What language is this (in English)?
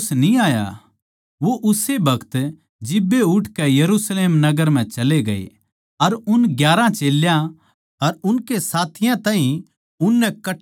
Haryanvi